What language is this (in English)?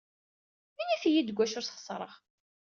Kabyle